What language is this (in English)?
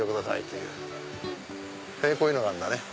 Japanese